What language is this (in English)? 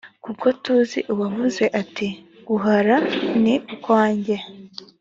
Kinyarwanda